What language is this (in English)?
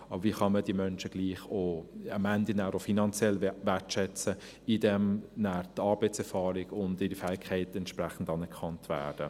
Swiss German